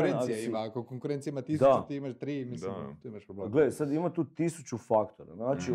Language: Croatian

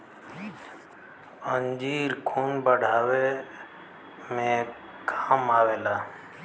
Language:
Bhojpuri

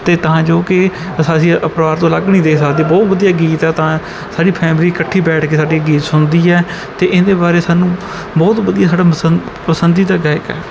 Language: Punjabi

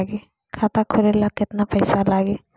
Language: Bhojpuri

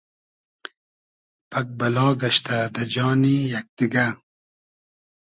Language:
Hazaragi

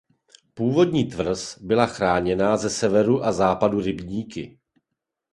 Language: Czech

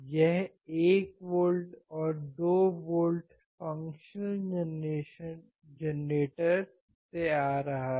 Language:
Hindi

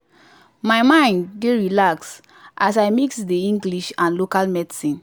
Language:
Nigerian Pidgin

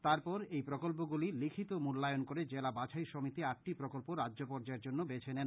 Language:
Bangla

